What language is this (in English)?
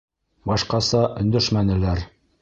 Bashkir